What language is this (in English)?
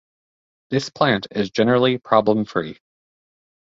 English